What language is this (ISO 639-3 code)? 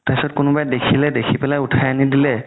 asm